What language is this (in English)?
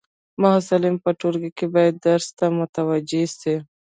Pashto